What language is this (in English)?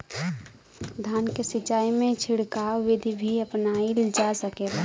Bhojpuri